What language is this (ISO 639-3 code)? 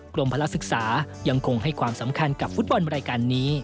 tha